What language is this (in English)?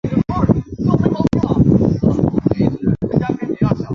Chinese